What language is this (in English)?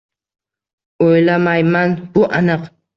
Uzbek